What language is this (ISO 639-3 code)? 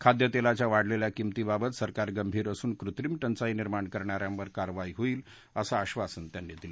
mar